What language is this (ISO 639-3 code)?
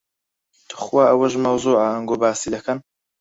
ckb